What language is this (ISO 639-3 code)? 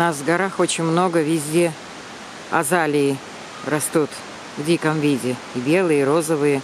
rus